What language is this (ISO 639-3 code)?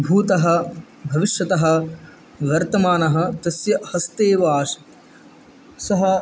san